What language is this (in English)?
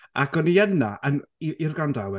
Welsh